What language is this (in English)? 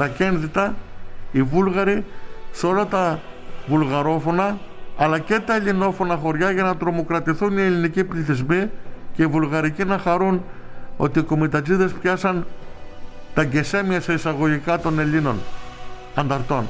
Greek